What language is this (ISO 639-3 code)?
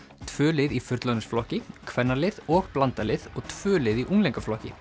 isl